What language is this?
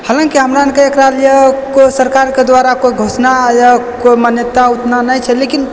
Maithili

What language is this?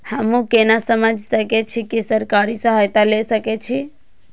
Maithili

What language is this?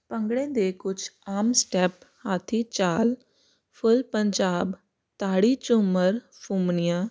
Punjabi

